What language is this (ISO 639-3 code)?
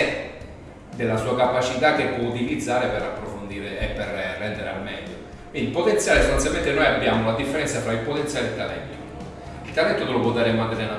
ita